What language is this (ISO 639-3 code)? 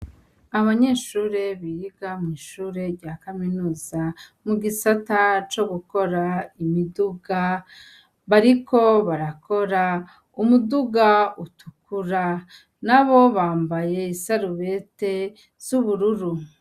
run